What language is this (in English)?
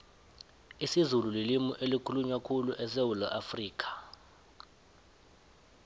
South Ndebele